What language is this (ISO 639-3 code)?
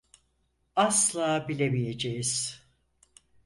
tur